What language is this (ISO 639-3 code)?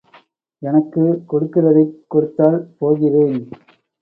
tam